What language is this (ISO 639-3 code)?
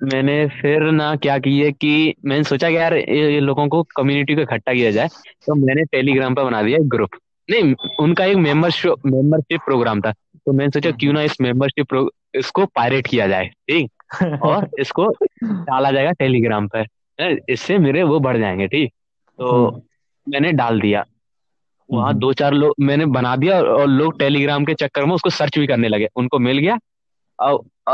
hin